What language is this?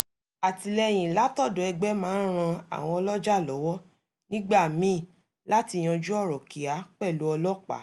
Yoruba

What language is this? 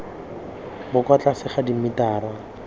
Tswana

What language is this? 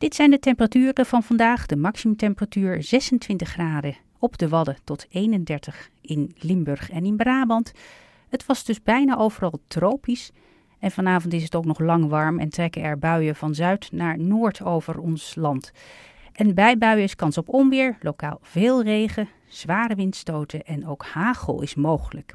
Dutch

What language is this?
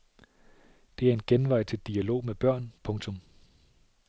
Danish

